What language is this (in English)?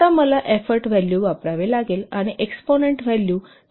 Marathi